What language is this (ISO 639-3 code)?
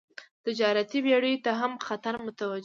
pus